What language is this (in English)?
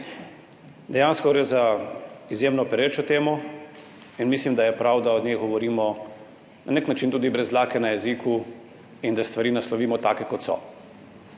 Slovenian